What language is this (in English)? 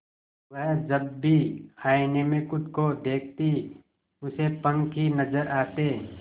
Hindi